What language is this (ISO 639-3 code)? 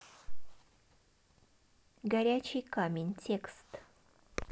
rus